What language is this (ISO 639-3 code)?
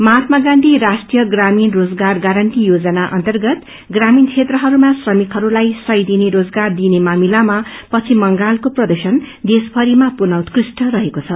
nep